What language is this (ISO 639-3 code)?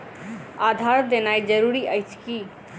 mai